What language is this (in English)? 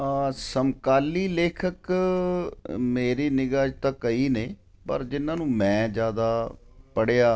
Punjabi